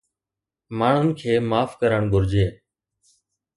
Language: Sindhi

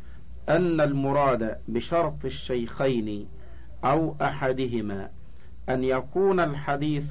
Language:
Arabic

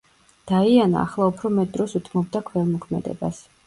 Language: Georgian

